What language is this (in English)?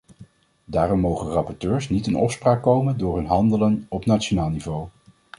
Dutch